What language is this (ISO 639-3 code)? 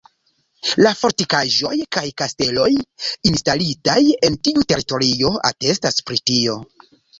epo